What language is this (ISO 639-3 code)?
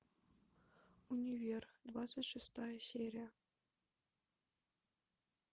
rus